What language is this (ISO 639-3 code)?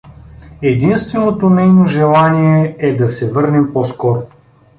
bul